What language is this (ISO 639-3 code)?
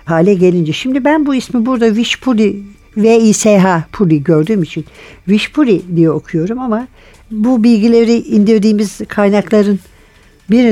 tur